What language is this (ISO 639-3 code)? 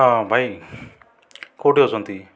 ori